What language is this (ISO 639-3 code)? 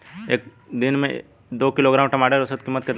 bho